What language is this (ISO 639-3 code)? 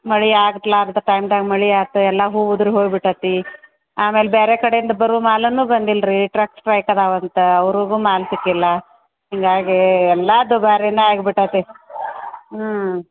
kan